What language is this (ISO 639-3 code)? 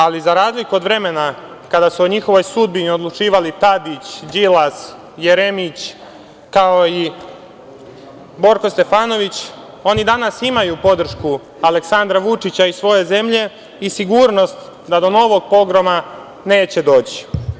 srp